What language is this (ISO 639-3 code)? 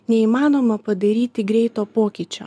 lit